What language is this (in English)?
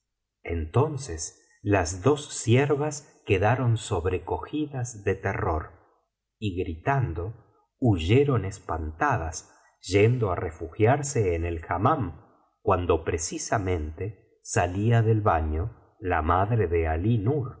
Spanish